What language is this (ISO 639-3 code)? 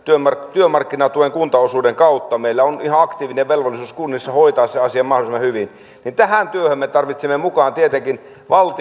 fin